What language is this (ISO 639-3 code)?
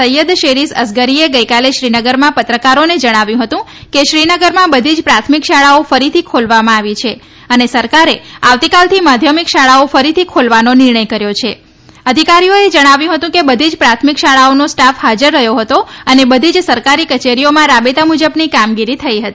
guj